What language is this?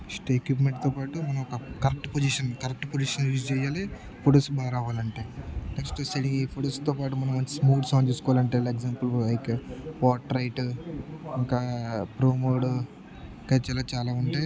Telugu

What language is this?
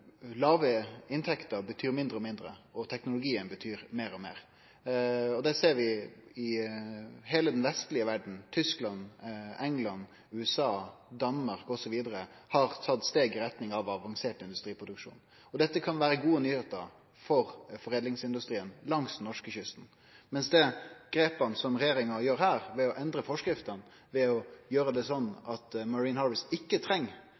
Norwegian Nynorsk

